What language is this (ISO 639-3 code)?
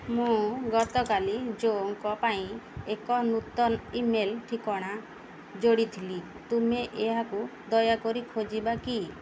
ori